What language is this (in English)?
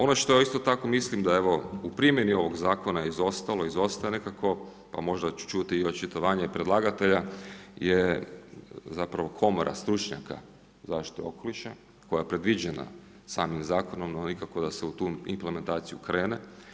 Croatian